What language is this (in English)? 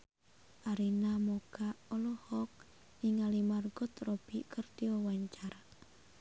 Sundanese